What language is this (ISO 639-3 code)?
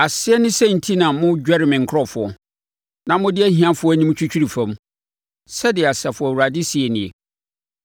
aka